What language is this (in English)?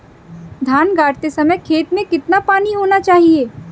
Hindi